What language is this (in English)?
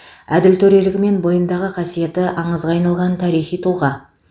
Kazakh